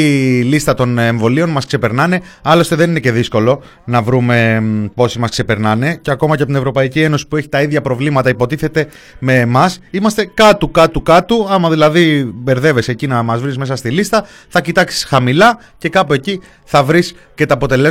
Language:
Greek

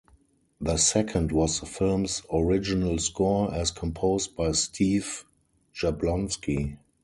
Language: English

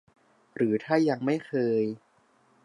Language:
Thai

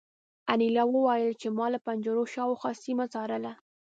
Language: Pashto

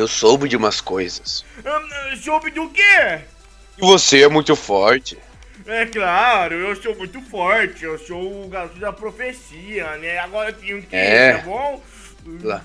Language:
Portuguese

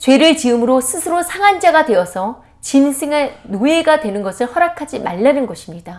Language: Korean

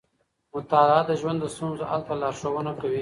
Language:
Pashto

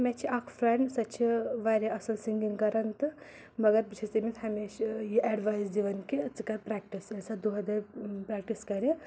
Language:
Kashmiri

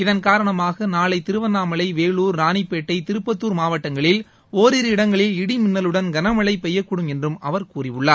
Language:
Tamil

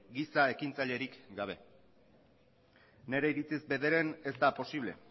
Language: Basque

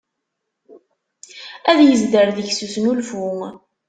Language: Kabyle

